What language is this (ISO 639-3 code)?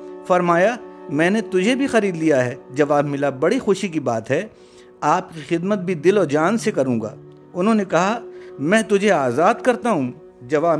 urd